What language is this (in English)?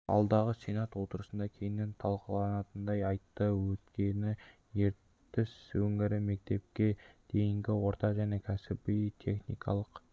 Kazakh